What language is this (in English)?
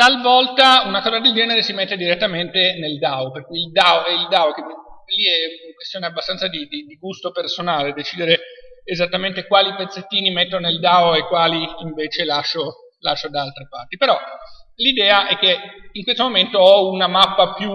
Italian